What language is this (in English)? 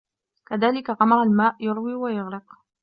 Arabic